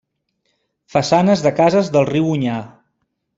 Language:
Catalan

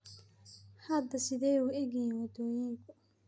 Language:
Somali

